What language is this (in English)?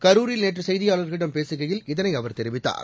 Tamil